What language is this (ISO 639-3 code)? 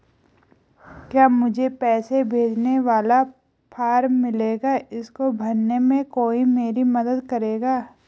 hin